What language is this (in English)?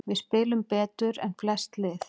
Icelandic